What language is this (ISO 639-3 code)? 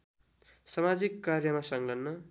nep